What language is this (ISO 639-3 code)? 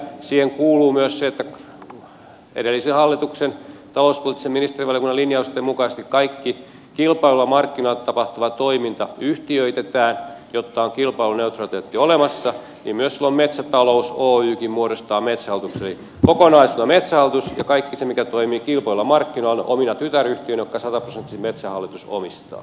fin